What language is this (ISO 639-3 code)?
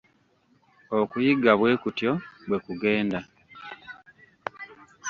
lug